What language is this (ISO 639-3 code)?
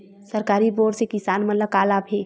hne